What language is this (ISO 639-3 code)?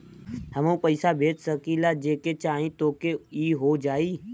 bho